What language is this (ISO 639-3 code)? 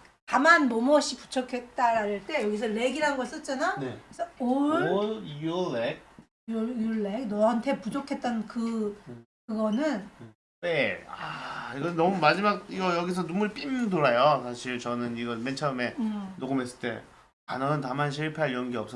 kor